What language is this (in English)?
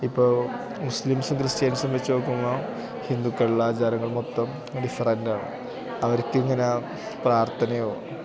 Malayalam